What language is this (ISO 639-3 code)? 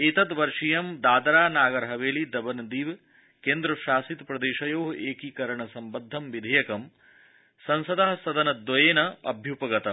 san